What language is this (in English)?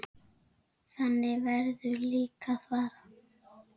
Icelandic